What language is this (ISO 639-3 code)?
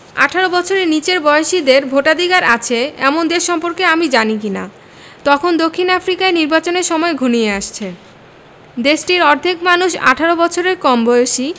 ben